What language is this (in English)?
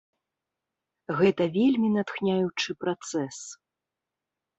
Belarusian